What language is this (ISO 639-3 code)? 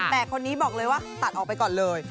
tha